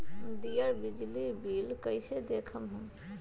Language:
Magahi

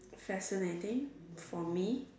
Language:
English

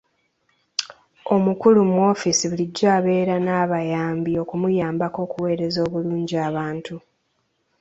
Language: Ganda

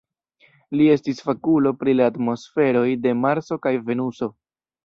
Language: Esperanto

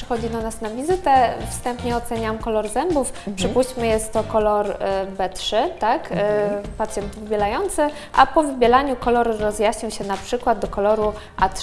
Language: Polish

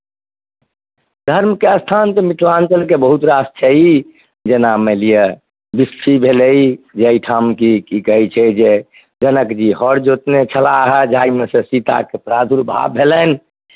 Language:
Maithili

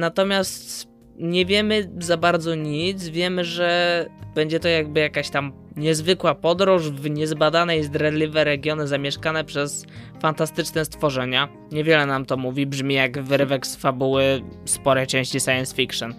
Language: Polish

